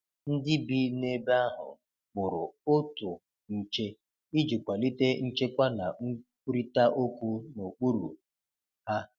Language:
Igbo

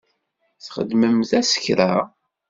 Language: Kabyle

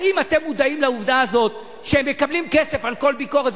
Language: Hebrew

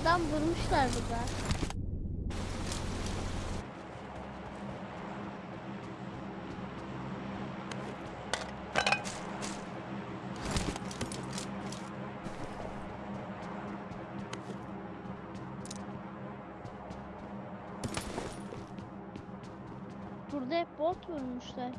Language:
Turkish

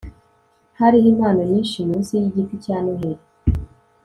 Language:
Kinyarwanda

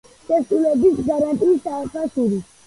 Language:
Georgian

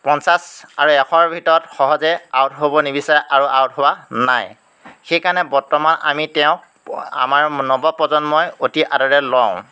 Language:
Assamese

